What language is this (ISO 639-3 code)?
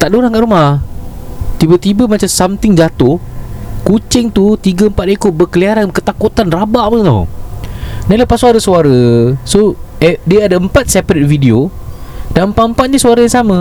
msa